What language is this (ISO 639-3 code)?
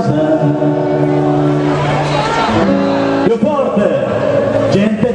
ara